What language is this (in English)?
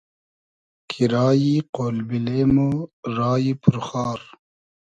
Hazaragi